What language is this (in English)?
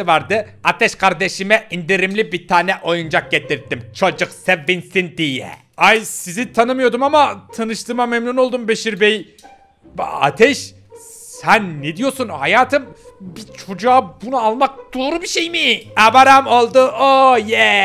Turkish